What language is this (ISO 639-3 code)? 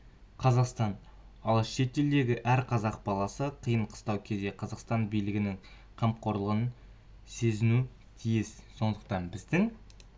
kaz